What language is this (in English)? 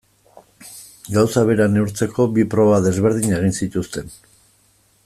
Basque